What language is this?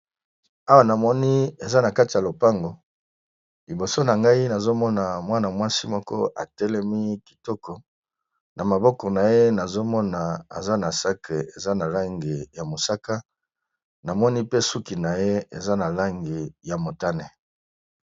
Lingala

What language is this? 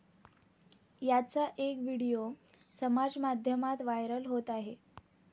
Marathi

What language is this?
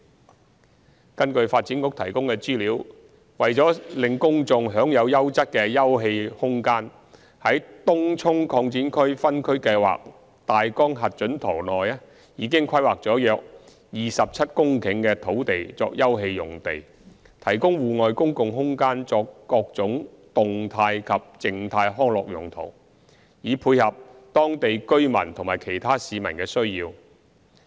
Cantonese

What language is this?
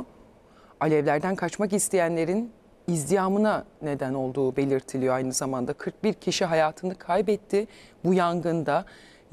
Turkish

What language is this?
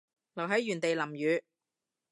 Cantonese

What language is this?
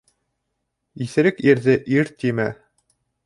Bashkir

